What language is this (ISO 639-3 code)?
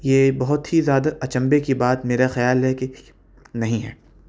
urd